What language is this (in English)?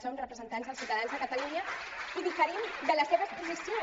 Catalan